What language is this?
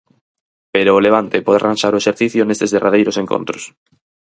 Galician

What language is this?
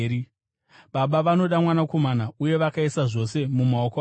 Shona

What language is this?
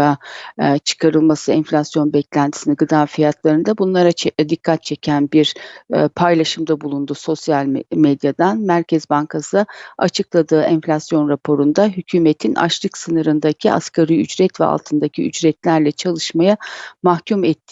Turkish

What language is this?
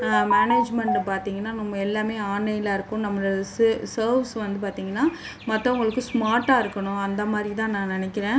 Tamil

